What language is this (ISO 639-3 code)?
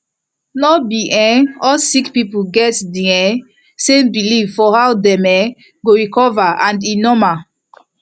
pcm